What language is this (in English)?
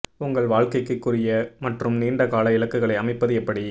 Tamil